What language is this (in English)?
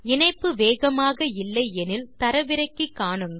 Tamil